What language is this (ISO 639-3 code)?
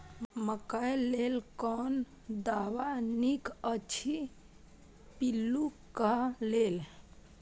mai